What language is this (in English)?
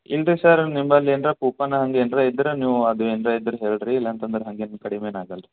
Kannada